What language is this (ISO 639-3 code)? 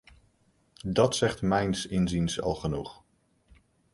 nld